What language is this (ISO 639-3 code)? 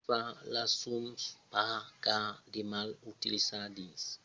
oci